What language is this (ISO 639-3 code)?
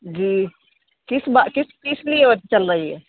urd